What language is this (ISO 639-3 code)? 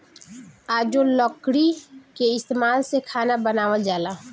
bho